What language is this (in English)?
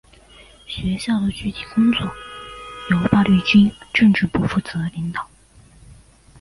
Chinese